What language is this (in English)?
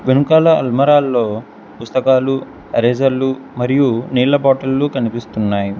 Telugu